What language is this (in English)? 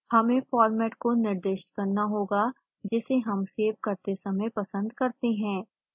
Hindi